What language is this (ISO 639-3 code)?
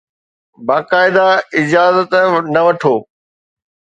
snd